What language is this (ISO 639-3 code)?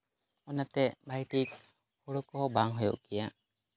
sat